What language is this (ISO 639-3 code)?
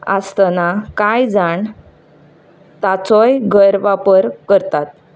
kok